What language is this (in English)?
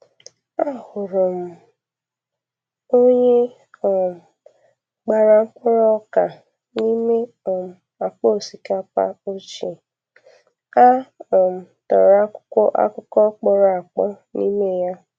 Igbo